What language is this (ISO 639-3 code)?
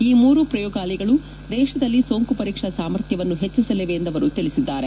kan